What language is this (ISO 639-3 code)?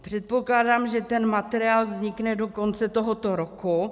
ces